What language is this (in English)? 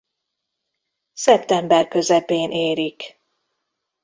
Hungarian